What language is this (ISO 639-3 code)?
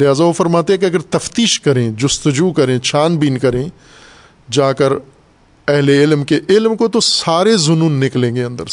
urd